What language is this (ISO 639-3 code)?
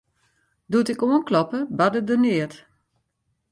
fry